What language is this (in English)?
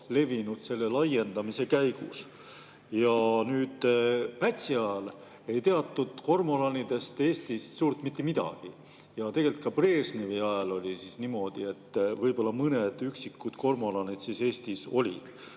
Estonian